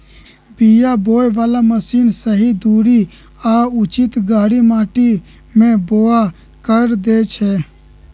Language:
Magahi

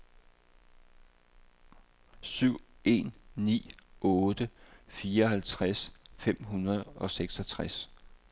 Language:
Danish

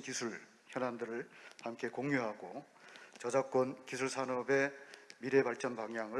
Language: Korean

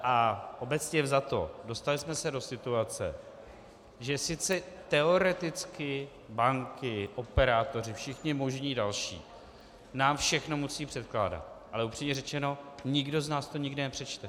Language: Czech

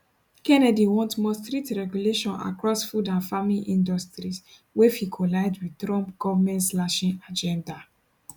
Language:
Nigerian Pidgin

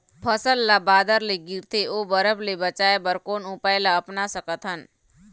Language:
Chhattisgarhi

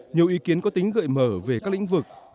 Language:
Vietnamese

